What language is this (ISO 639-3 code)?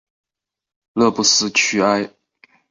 zho